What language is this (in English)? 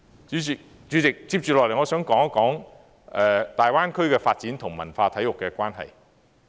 Cantonese